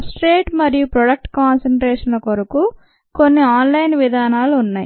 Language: Telugu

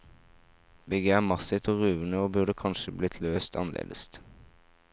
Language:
Norwegian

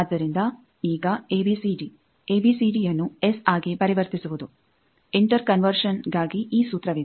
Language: Kannada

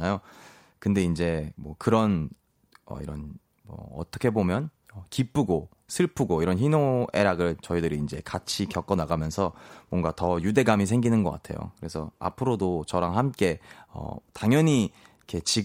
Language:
Korean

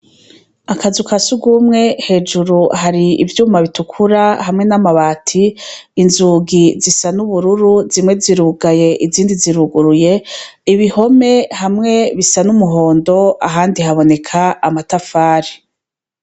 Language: Rundi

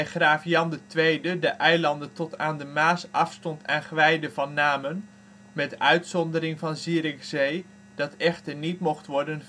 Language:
Dutch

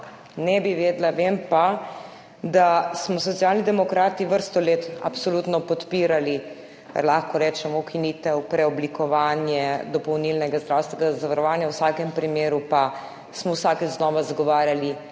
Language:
Slovenian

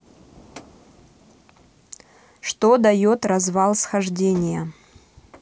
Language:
Russian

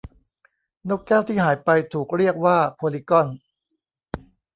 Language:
Thai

